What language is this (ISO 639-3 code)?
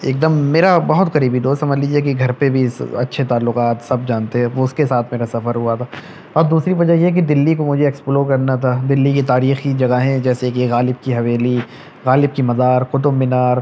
urd